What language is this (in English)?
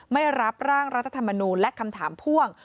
Thai